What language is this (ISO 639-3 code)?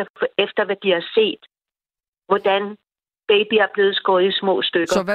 dan